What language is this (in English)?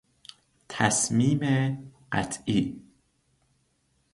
Persian